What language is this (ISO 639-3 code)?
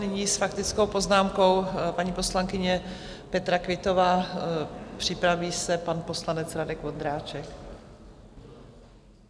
ces